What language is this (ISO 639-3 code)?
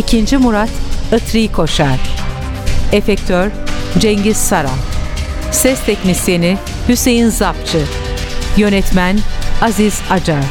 tur